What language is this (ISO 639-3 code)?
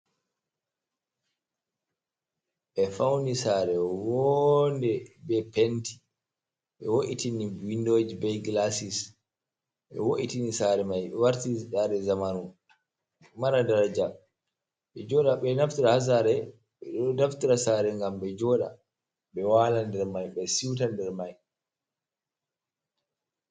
ful